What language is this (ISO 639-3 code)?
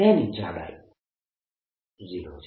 guj